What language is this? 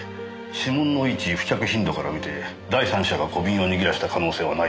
Japanese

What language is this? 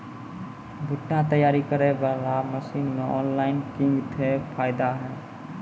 Maithili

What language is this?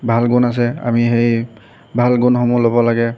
Assamese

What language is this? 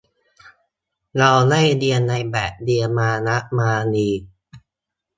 Thai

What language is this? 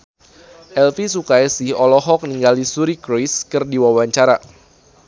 Sundanese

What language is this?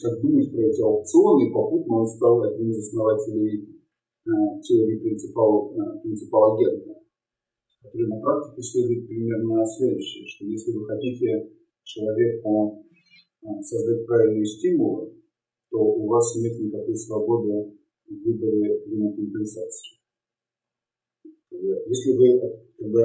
Russian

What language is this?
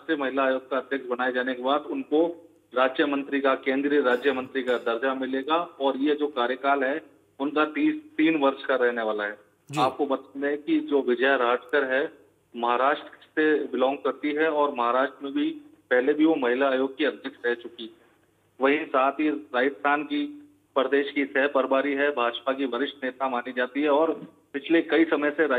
Hindi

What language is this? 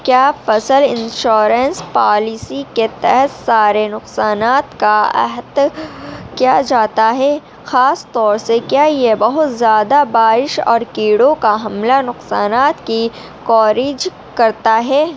Urdu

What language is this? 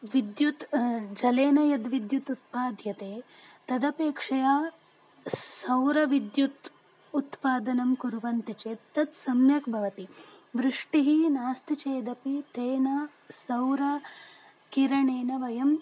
Sanskrit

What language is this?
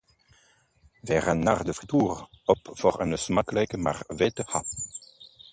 Dutch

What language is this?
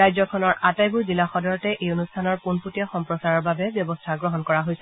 Assamese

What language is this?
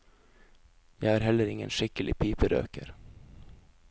Norwegian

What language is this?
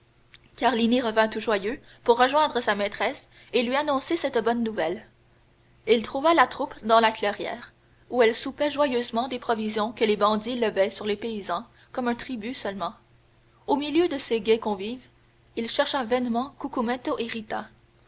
French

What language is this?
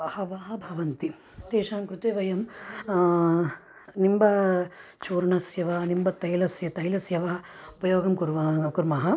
Sanskrit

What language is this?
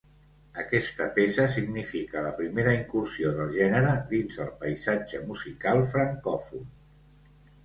Catalan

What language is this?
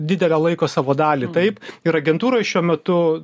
Lithuanian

